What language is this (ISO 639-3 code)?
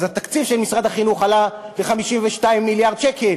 heb